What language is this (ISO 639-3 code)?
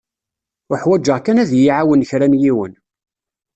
kab